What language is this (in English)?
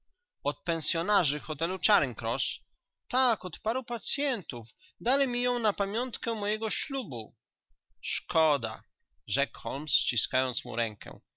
Polish